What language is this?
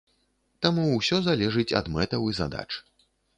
Belarusian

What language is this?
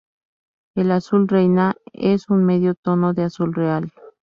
Spanish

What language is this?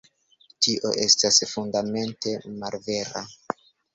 Esperanto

